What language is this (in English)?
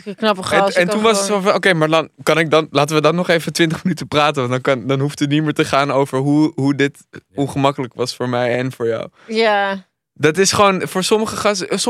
Dutch